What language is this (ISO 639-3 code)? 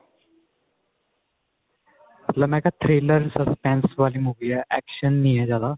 pan